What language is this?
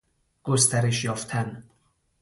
Persian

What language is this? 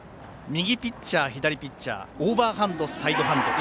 Japanese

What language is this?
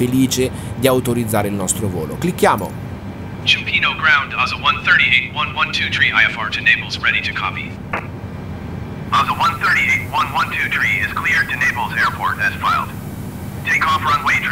Italian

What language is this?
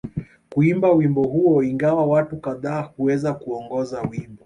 Swahili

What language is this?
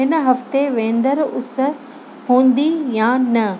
Sindhi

